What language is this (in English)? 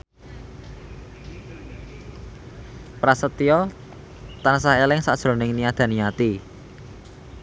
Javanese